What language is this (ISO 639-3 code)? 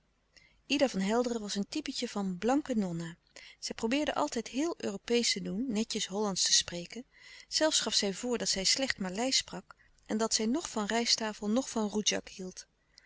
nld